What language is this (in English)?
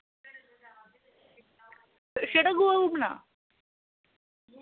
Dogri